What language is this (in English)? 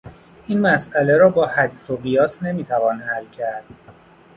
Persian